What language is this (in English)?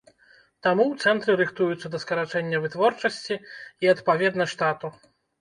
Belarusian